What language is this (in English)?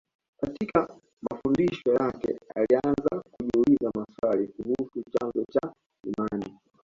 Swahili